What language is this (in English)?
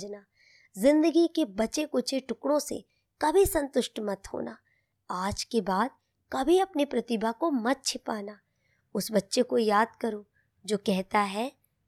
Hindi